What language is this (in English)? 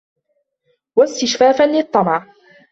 Arabic